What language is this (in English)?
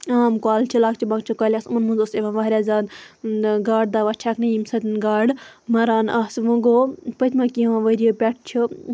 Kashmiri